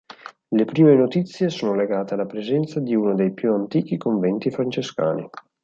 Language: Italian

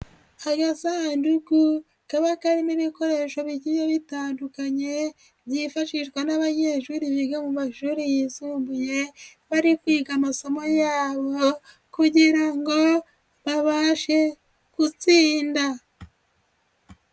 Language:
Kinyarwanda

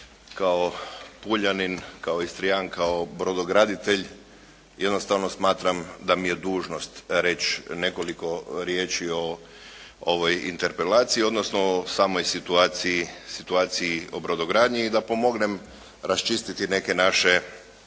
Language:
Croatian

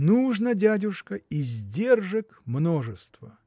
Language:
Russian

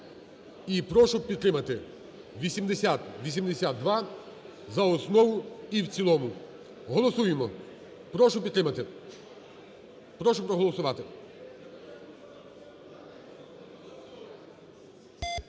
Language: Ukrainian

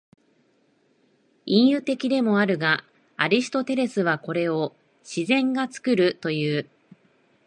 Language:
Japanese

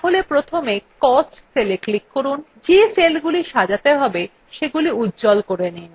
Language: Bangla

